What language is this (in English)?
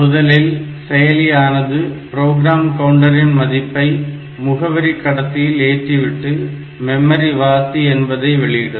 Tamil